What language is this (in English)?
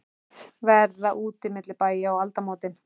Icelandic